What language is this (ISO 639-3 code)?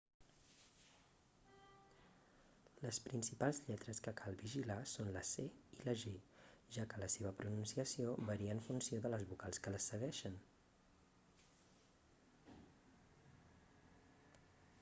cat